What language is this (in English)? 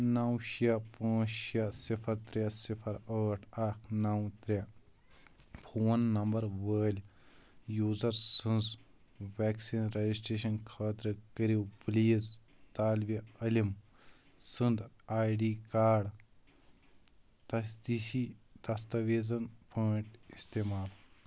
Kashmiri